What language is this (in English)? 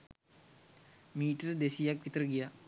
Sinhala